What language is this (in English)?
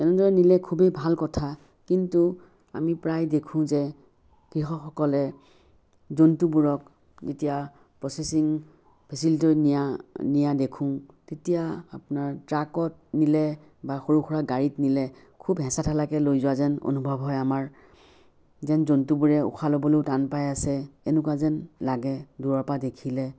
Assamese